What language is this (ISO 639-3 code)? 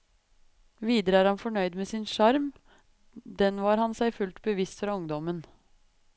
nor